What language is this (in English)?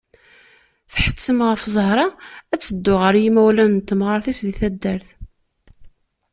Kabyle